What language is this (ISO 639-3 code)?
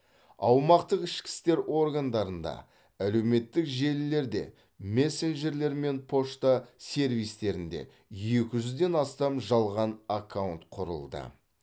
kaz